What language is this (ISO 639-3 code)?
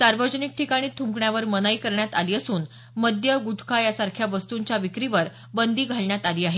mar